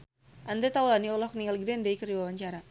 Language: Sundanese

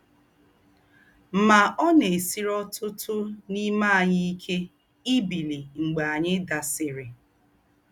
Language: Igbo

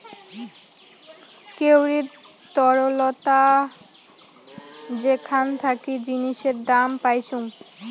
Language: Bangla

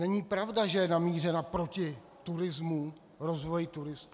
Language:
Czech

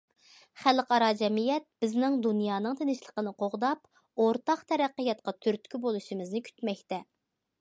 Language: Uyghur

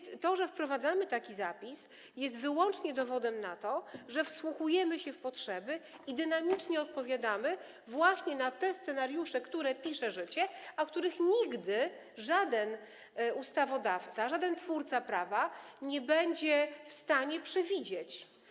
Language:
Polish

